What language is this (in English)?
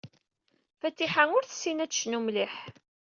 Kabyle